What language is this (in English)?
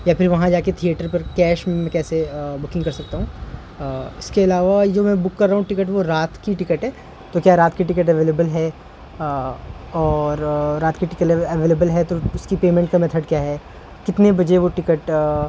Urdu